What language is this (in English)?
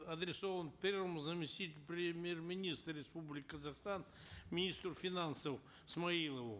Kazakh